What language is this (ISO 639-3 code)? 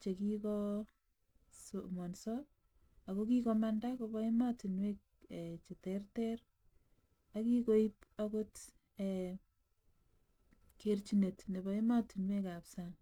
kln